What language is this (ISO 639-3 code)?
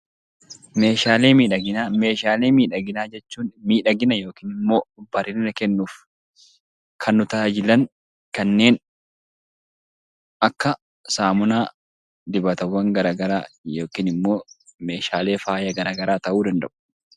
orm